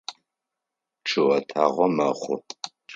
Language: Adyghe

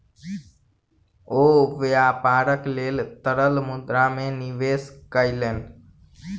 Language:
Maithili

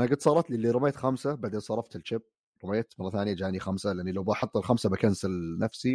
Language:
Arabic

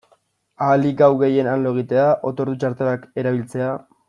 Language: Basque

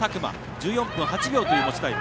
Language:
Japanese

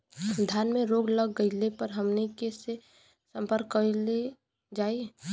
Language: Bhojpuri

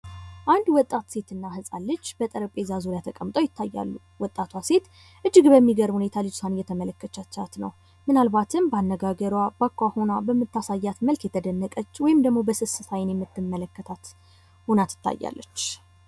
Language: Amharic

